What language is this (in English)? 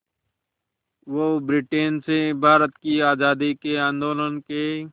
Hindi